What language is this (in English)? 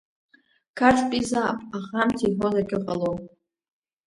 Abkhazian